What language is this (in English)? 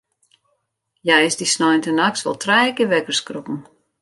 Western Frisian